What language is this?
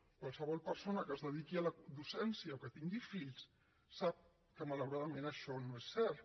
Catalan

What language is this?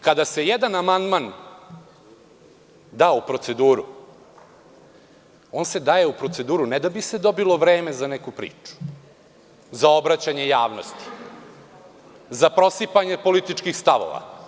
Serbian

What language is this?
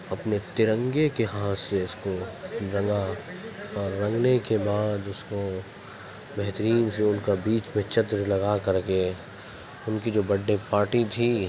Urdu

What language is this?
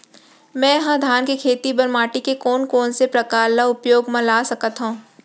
Chhattisgarhi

